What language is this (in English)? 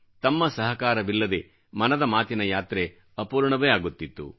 Kannada